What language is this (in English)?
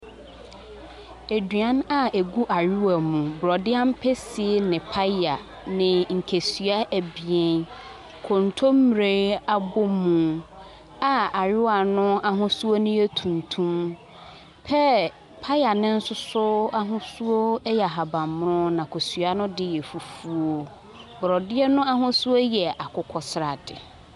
Akan